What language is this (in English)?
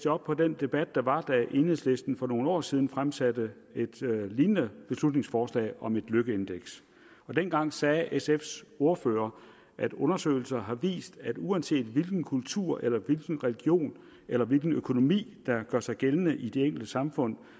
Danish